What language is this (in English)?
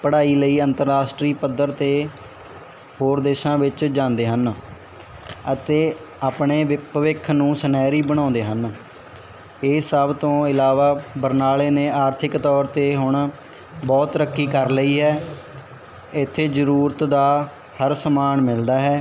Punjabi